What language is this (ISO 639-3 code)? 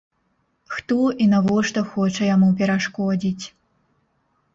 bel